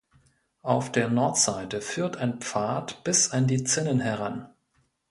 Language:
German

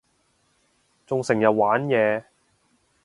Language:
Cantonese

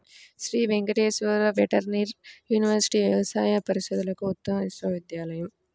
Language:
Telugu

